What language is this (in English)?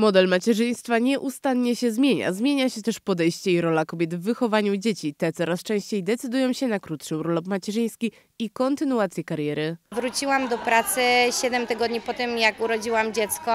Polish